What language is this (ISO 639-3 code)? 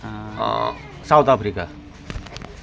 nep